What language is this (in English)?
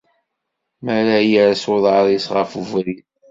Kabyle